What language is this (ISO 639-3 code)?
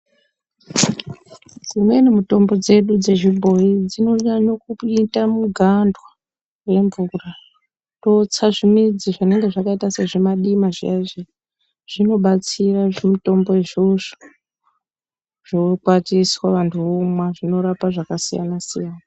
ndc